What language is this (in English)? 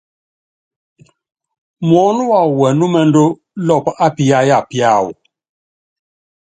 Yangben